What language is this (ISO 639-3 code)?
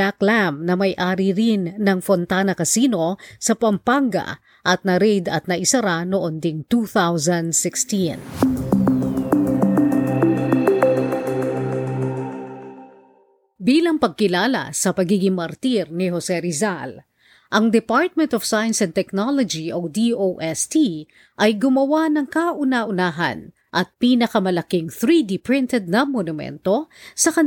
fil